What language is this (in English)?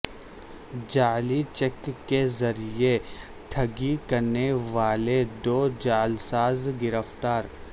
Urdu